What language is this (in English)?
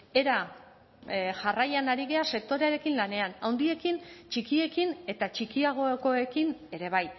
Basque